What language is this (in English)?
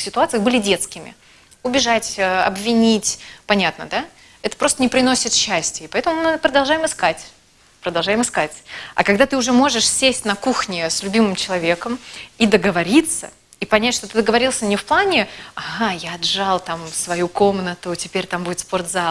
Russian